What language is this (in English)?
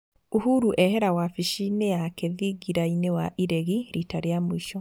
Kikuyu